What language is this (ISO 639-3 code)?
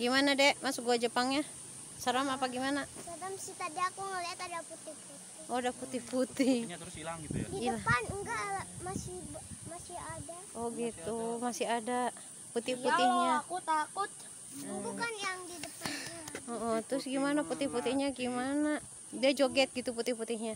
ind